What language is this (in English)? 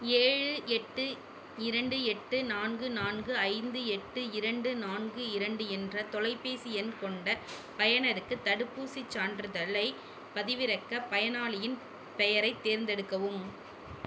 Tamil